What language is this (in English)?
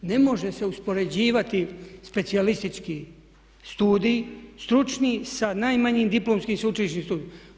Croatian